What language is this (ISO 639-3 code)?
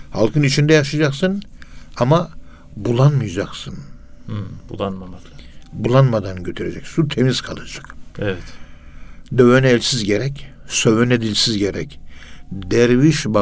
tur